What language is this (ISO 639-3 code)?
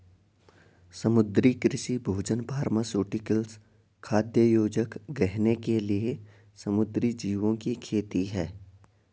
hin